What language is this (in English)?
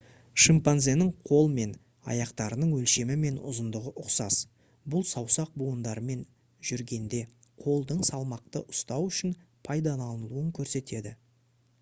Kazakh